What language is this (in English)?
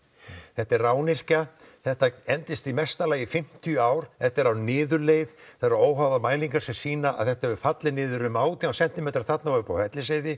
Icelandic